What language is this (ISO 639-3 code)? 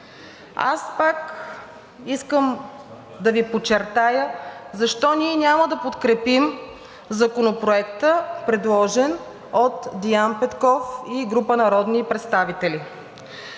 bul